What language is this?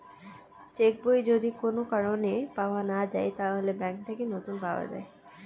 Bangla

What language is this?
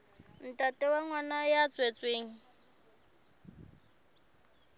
Southern Sotho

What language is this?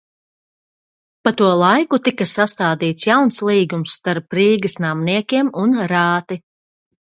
Latvian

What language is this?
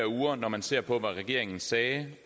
Danish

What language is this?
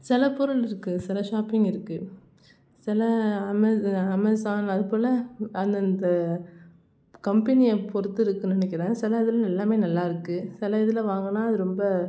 Tamil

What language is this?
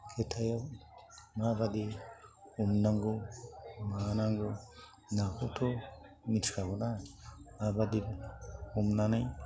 Bodo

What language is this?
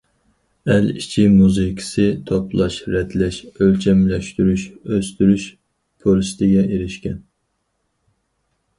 Uyghur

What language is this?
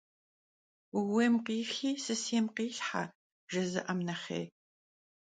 Kabardian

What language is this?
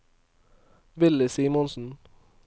Norwegian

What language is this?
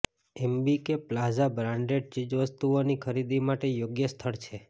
Gujarati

